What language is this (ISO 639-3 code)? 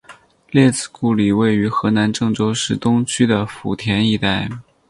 zho